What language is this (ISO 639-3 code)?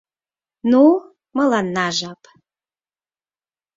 chm